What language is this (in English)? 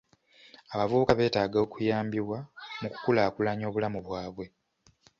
Ganda